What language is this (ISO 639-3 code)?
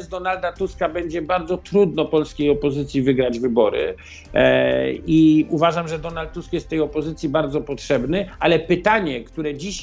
pol